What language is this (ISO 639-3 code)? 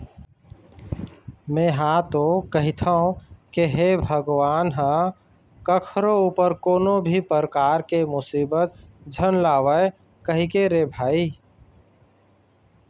hne